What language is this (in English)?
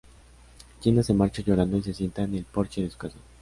Spanish